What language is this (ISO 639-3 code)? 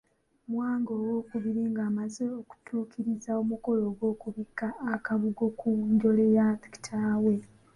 lug